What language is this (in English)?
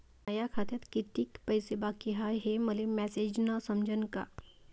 Marathi